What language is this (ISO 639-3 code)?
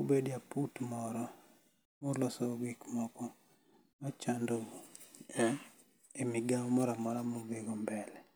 luo